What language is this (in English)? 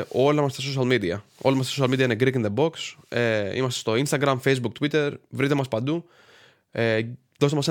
Greek